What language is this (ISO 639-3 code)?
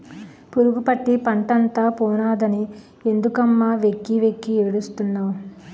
tel